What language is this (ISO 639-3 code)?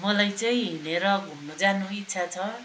nep